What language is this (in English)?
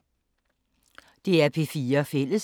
Danish